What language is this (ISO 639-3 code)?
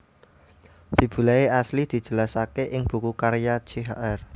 jav